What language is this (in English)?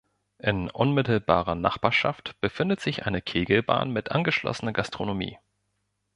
German